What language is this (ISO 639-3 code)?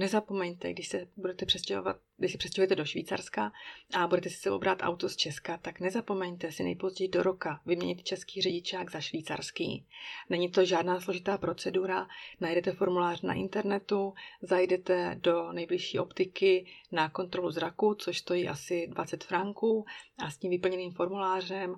ces